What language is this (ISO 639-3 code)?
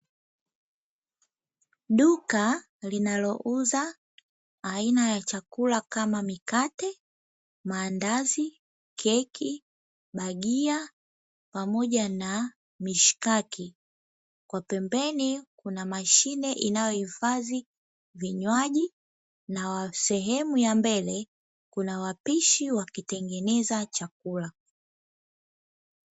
swa